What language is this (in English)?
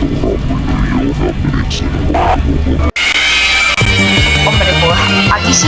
Spanish